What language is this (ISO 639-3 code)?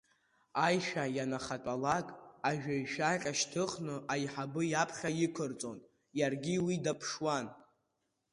abk